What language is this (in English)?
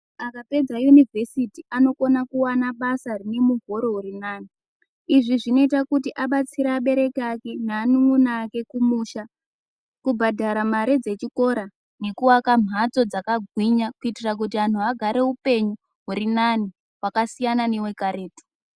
Ndau